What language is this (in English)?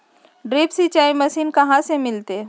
Magahi